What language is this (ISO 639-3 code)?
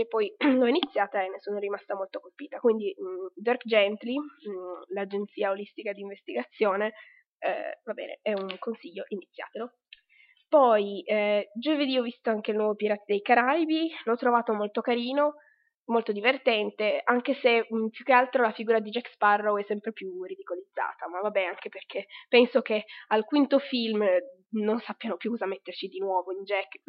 ita